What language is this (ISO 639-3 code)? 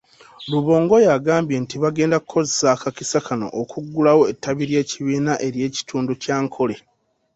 lug